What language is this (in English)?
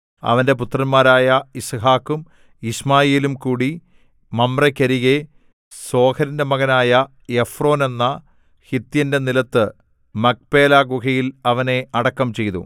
Malayalam